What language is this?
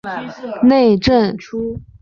Chinese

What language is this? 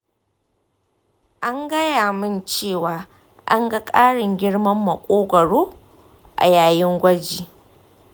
Hausa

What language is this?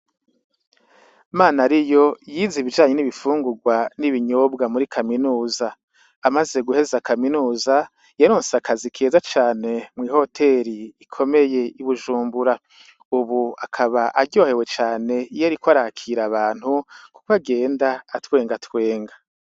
Rundi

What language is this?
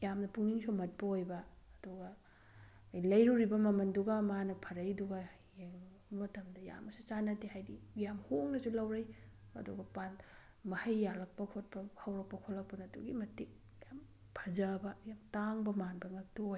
Manipuri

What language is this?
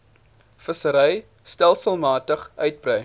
Afrikaans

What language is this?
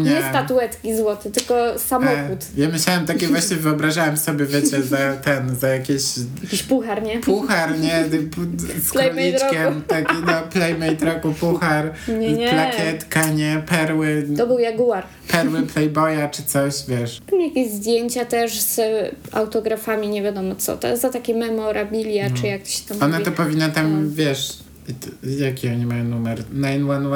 Polish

